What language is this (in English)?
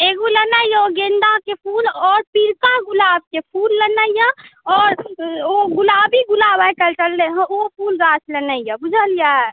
Maithili